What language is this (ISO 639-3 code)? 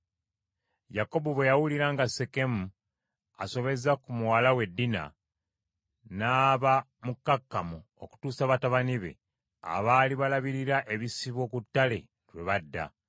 lug